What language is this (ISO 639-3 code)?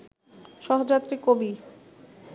ben